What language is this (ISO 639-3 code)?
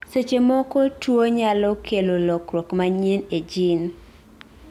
luo